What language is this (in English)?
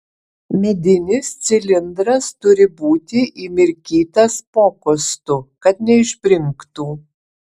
Lithuanian